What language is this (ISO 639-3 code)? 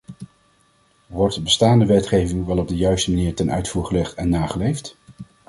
nld